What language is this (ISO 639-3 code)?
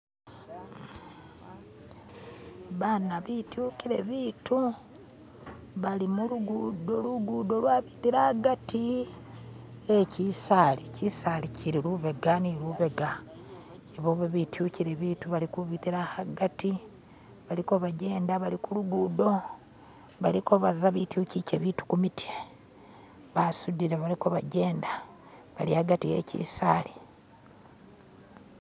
myx